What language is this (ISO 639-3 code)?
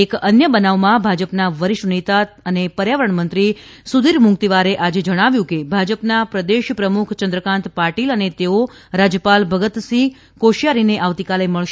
guj